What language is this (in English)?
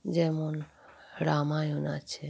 Bangla